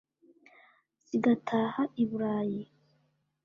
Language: Kinyarwanda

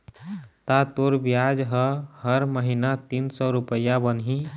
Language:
Chhattisgarhi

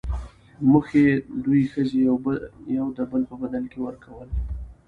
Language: Pashto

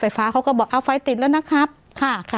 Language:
Thai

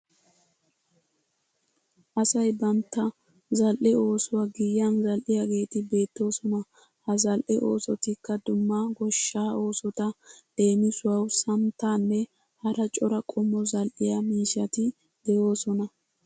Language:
Wolaytta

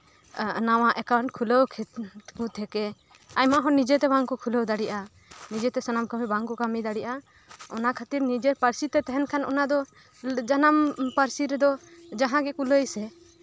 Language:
Santali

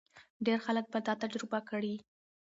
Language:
Pashto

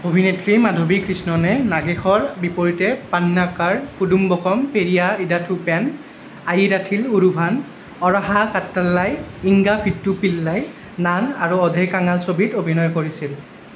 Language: Assamese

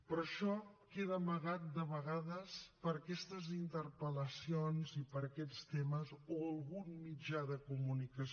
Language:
Catalan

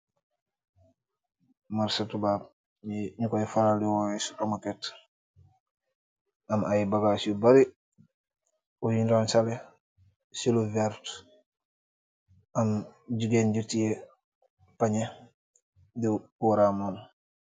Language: Wolof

